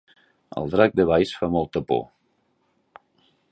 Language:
Catalan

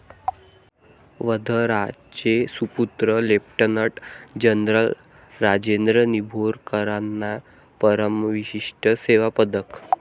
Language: Marathi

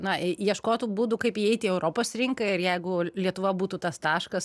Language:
Lithuanian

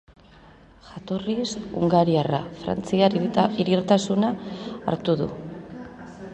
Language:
Basque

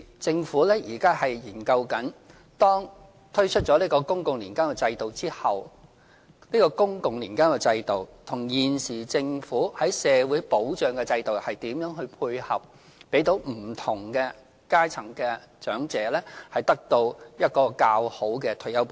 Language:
Cantonese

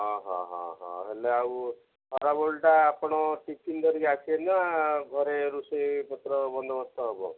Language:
Odia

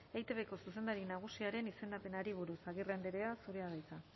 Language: Basque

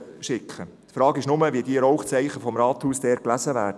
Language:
Swiss German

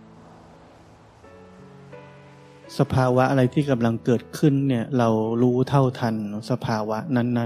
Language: Thai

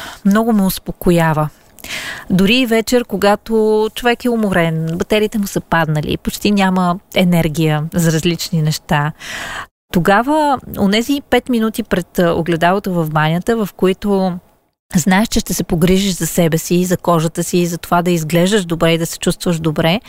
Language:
Bulgarian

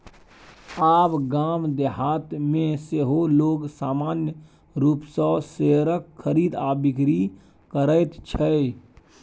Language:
Maithili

